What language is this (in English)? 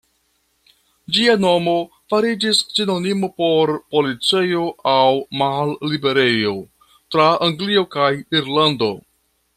Esperanto